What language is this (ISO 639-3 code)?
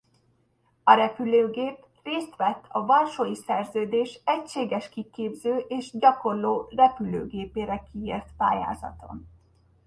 hun